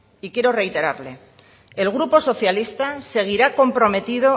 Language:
Spanish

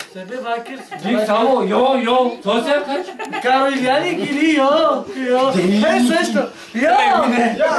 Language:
Romanian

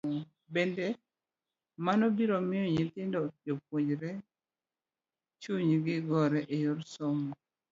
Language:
Luo (Kenya and Tanzania)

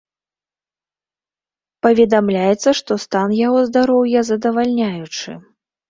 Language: Belarusian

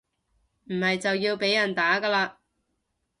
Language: Cantonese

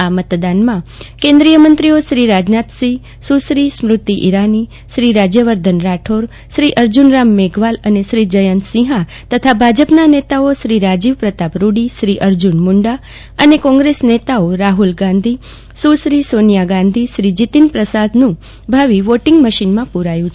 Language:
Gujarati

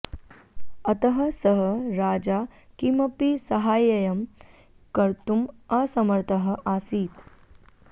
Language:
Sanskrit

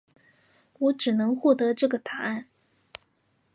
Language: Chinese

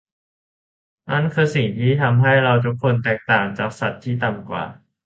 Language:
Thai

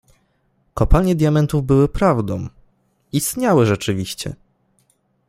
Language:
Polish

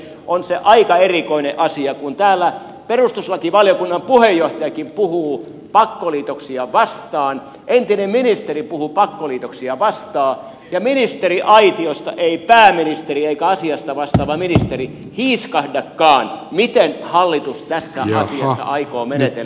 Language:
Finnish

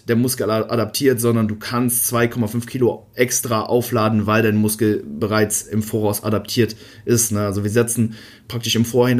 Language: German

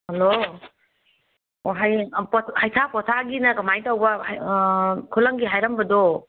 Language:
Manipuri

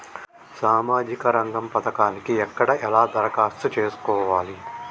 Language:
Telugu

